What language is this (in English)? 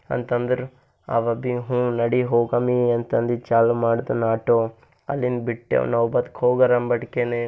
Kannada